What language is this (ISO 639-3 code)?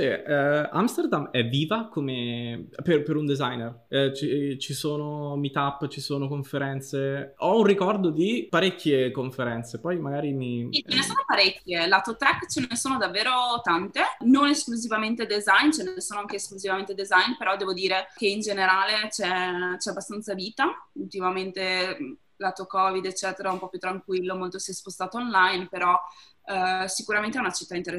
ita